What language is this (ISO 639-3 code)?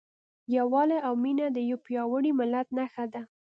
pus